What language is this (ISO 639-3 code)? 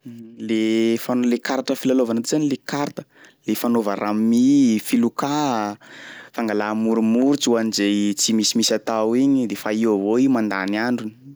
skg